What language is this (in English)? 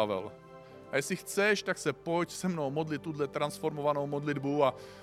Czech